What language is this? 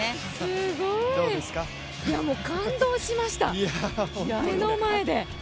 Japanese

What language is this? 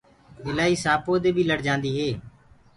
Gurgula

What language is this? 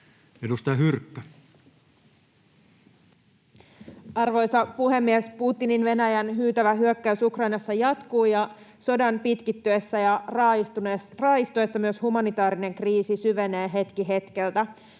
Finnish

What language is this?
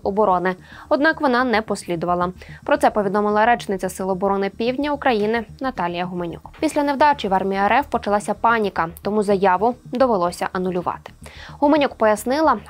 Ukrainian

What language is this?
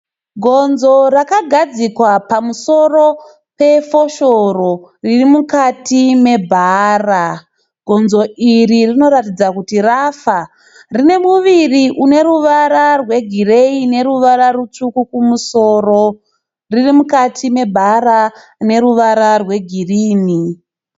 Shona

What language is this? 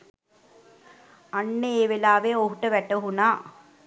Sinhala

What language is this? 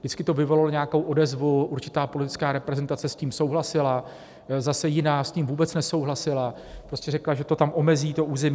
Czech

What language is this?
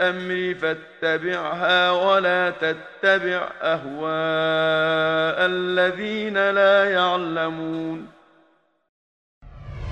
Arabic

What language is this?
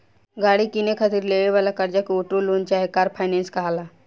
Bhojpuri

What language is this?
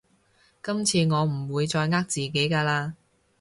Cantonese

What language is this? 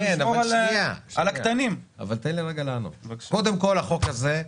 Hebrew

